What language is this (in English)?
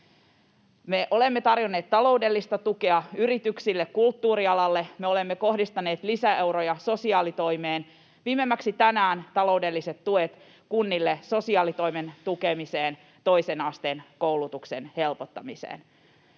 Finnish